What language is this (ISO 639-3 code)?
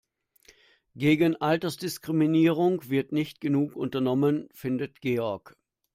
deu